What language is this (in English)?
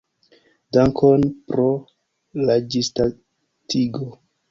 Esperanto